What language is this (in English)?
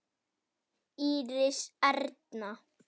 Icelandic